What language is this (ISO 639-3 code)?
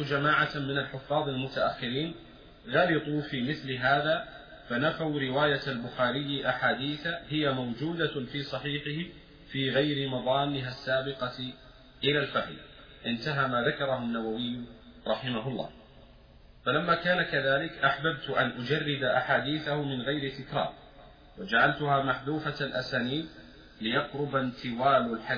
ara